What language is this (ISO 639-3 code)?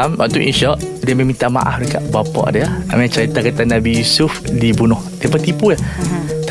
msa